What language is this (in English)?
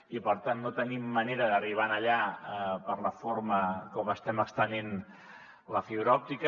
Catalan